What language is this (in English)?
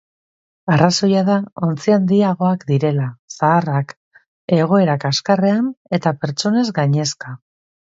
Basque